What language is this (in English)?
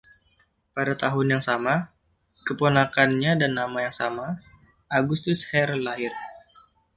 Indonesian